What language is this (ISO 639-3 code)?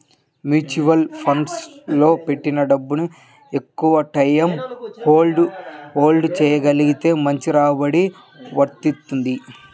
tel